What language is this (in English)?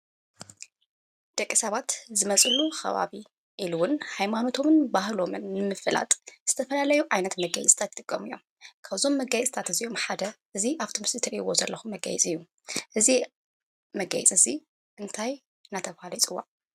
Tigrinya